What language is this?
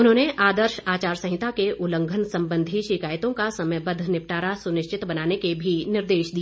Hindi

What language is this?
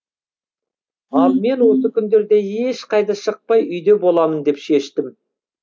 Kazakh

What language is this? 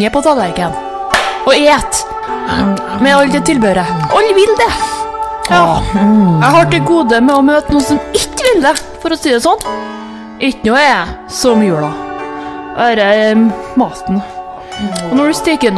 Vietnamese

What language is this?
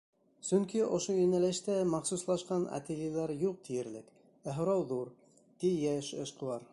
Bashkir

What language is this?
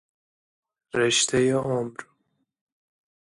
Persian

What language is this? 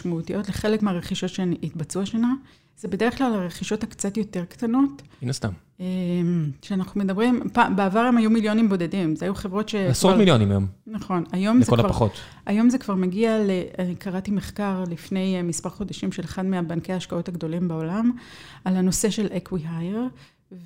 Hebrew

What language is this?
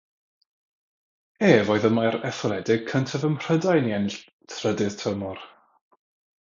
Welsh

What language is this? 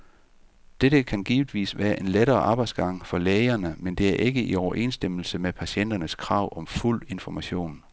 Danish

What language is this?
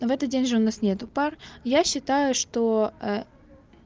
Russian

